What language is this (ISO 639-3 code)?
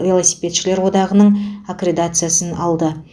kaz